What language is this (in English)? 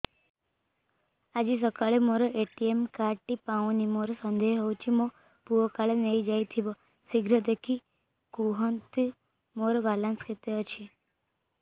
Odia